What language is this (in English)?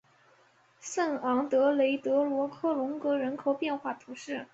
Chinese